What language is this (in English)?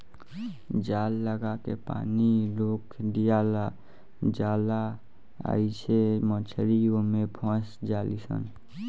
Bhojpuri